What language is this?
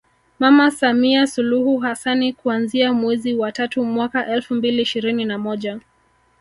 Swahili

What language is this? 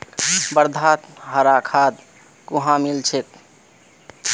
Magahi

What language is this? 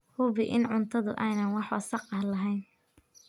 Somali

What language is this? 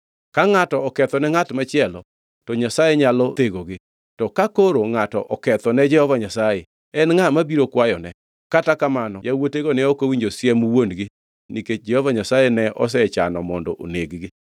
Luo (Kenya and Tanzania)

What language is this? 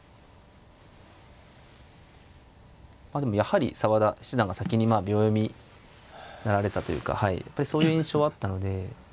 Japanese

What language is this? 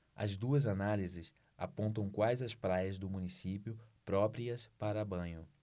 Portuguese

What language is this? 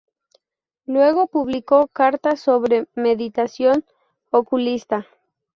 Spanish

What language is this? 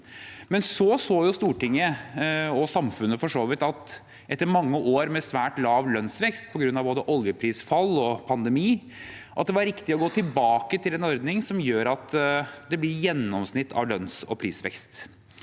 Norwegian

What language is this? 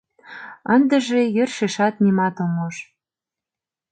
Mari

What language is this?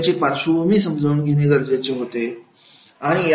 Marathi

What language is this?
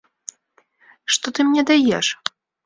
Belarusian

